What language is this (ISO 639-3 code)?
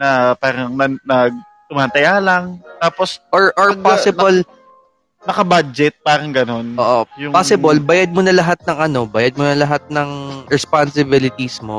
fil